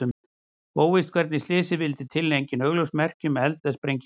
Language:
Icelandic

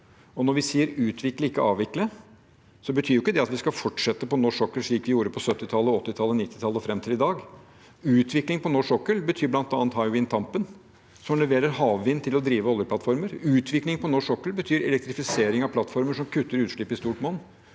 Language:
Norwegian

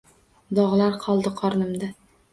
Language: Uzbek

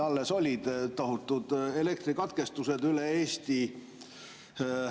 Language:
Estonian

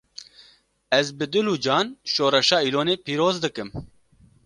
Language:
Kurdish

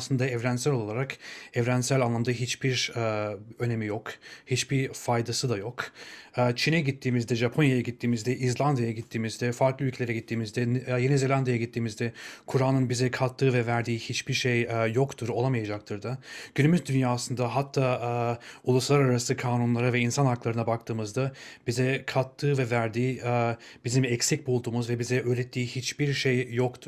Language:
Turkish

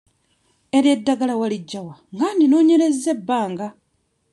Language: Ganda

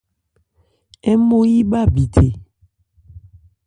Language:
Ebrié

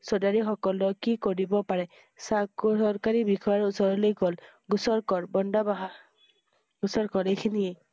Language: Assamese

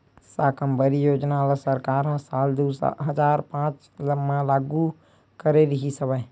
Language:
Chhattisgarhi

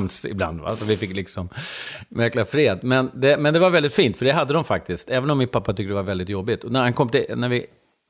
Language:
Swedish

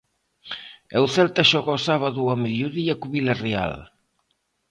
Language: Galician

